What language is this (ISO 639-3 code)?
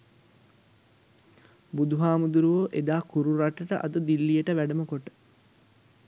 sin